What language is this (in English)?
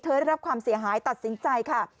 Thai